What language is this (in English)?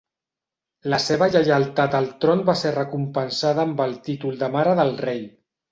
Catalan